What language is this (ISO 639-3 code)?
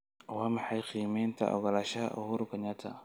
som